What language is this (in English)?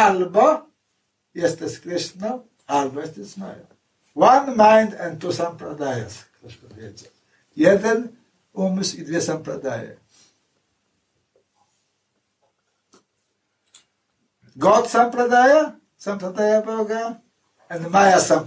Polish